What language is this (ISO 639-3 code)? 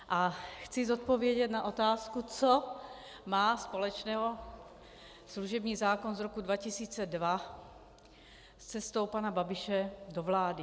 ces